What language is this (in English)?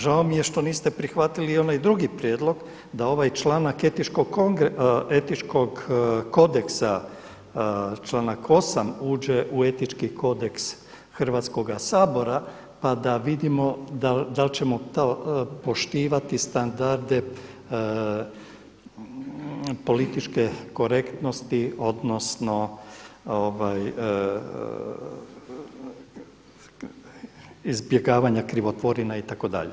Croatian